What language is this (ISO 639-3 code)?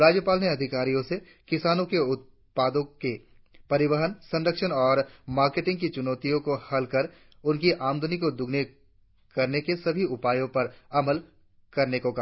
hin